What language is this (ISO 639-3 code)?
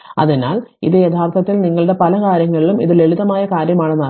mal